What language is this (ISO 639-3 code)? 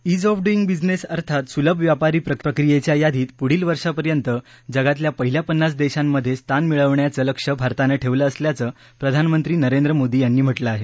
mar